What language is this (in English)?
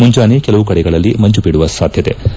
Kannada